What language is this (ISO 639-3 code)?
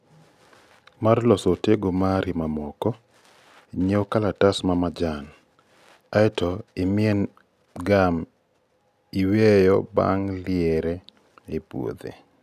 luo